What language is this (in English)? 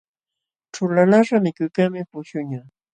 Jauja Wanca Quechua